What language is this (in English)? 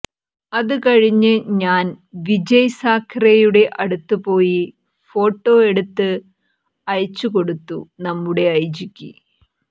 Malayalam